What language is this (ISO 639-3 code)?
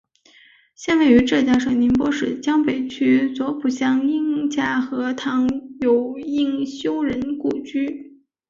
zho